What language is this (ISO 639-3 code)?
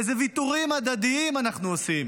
heb